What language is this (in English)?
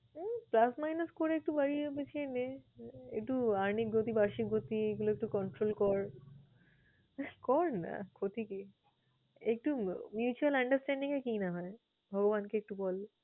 Bangla